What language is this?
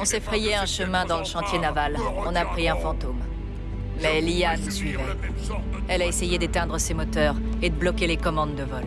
French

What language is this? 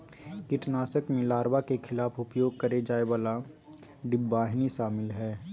Magahi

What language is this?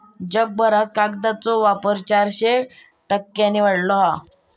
Marathi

